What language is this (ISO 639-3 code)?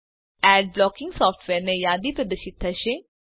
guj